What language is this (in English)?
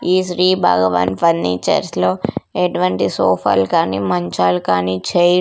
Telugu